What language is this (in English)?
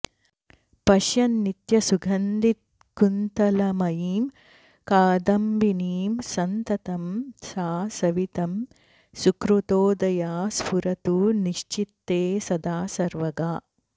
Sanskrit